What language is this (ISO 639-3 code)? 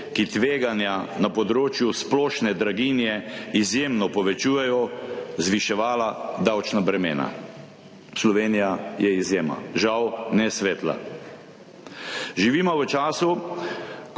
slv